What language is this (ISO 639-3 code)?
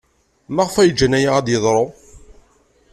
kab